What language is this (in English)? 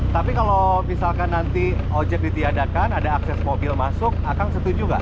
Indonesian